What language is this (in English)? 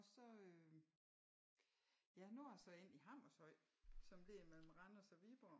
Danish